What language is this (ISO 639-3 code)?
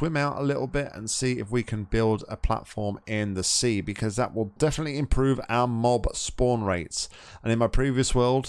eng